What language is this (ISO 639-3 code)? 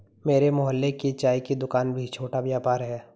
hin